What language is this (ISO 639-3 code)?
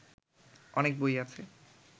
ben